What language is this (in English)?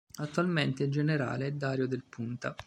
Italian